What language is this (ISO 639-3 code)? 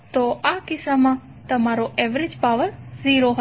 guj